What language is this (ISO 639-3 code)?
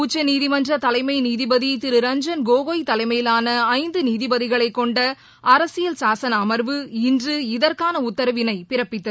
tam